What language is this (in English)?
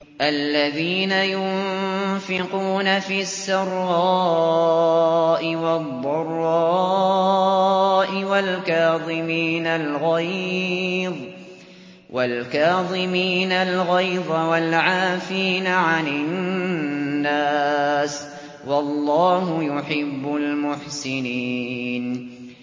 Arabic